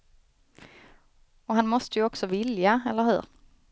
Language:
Swedish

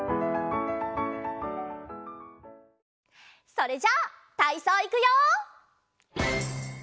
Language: Japanese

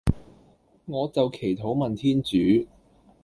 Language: Cantonese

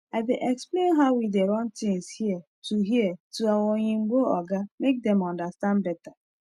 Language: Nigerian Pidgin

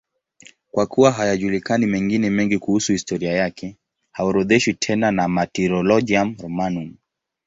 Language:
Swahili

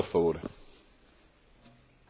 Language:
Italian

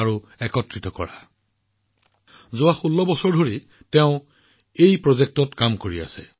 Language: Assamese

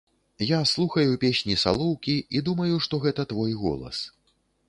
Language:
Belarusian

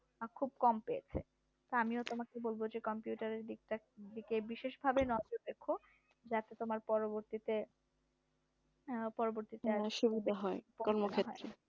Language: Bangla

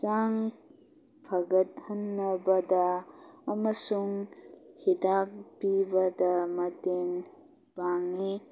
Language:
Manipuri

